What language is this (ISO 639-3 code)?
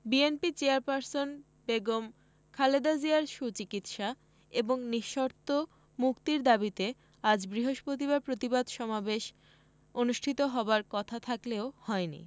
ben